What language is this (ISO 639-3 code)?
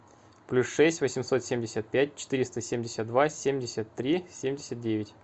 rus